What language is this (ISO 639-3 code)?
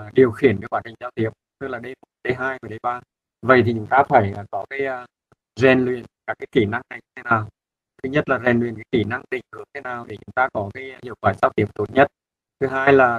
vie